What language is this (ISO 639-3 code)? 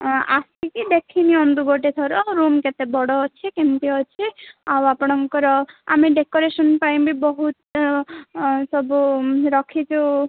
ori